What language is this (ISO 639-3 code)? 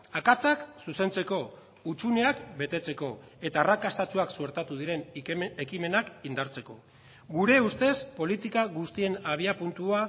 eus